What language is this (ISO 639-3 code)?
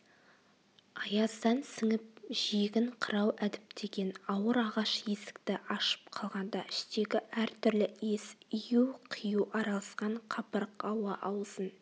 kaz